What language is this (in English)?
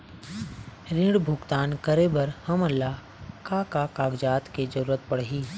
Chhattisgarhi